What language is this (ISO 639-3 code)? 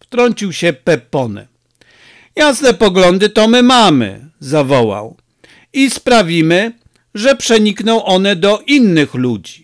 pol